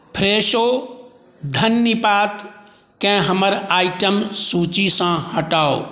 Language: Maithili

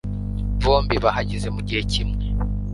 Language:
Kinyarwanda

